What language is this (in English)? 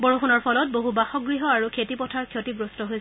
Assamese